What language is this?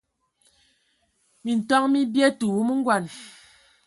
Ewondo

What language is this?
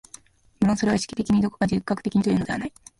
Japanese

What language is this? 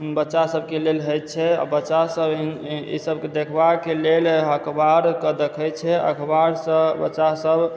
Maithili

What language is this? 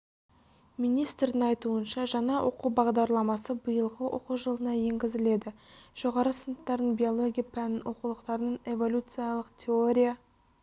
Kazakh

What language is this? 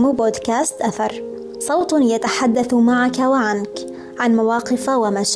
Arabic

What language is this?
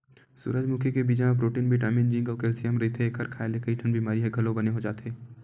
Chhattisgarhi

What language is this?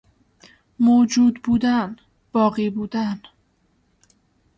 Persian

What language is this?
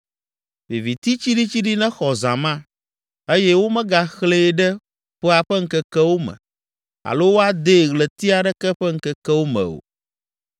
Ewe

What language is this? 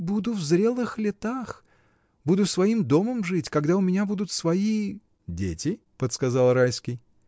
Russian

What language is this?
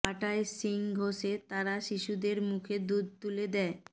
Bangla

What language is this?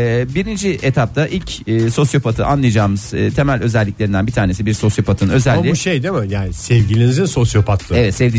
Turkish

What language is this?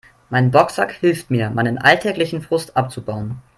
German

